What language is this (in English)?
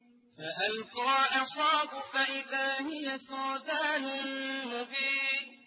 Arabic